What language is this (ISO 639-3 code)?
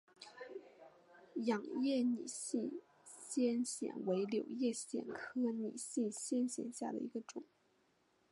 zho